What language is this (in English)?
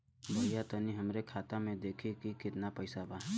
Bhojpuri